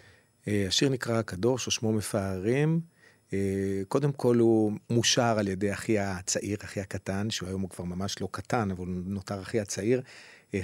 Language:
Hebrew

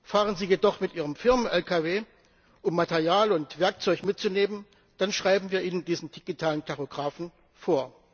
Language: German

